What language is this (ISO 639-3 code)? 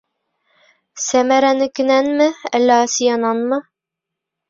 bak